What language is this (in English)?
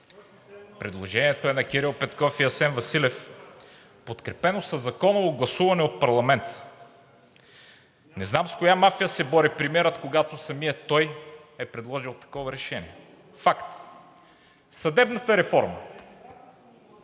Bulgarian